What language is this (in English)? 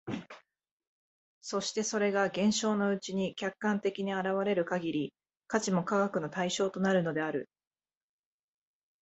Japanese